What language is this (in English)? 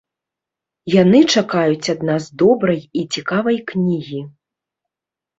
Belarusian